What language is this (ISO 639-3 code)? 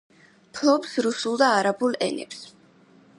kat